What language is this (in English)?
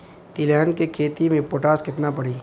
Bhojpuri